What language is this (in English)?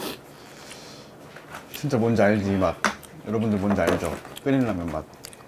Korean